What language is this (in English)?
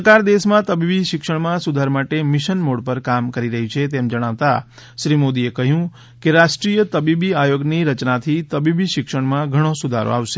Gujarati